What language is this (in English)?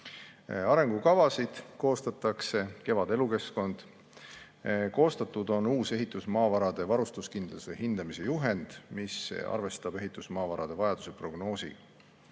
Estonian